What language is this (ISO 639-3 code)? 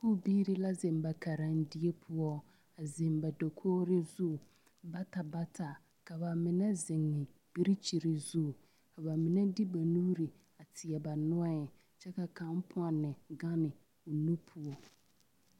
dga